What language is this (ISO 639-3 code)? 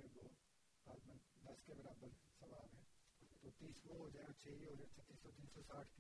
urd